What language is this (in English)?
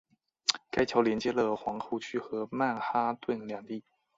Chinese